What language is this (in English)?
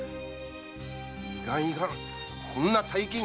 Japanese